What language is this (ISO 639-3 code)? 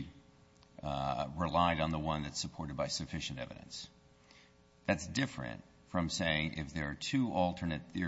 eng